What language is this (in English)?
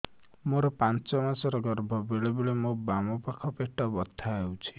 Odia